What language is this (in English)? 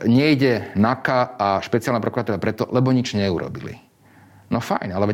Slovak